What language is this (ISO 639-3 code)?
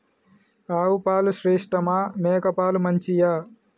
tel